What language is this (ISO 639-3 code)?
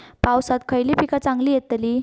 mar